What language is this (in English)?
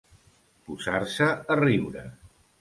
Catalan